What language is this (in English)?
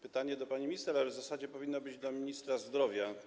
Polish